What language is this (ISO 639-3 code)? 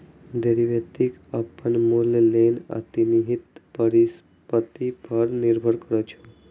mai